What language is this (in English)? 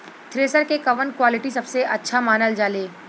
Bhojpuri